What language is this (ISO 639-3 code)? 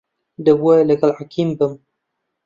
ckb